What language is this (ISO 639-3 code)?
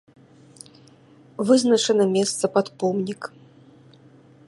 bel